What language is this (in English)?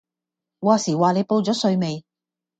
Cantonese